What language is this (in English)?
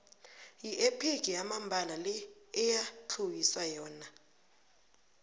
South Ndebele